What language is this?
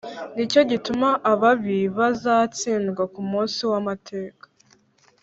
Kinyarwanda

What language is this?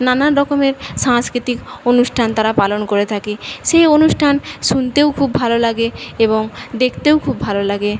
Bangla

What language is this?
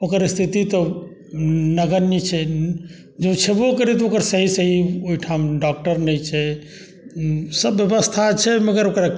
Maithili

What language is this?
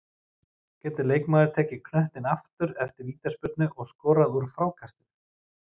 Icelandic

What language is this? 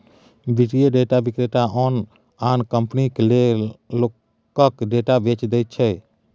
Maithili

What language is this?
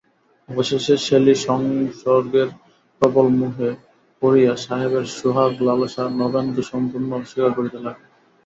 Bangla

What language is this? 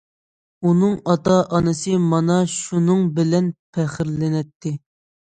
Uyghur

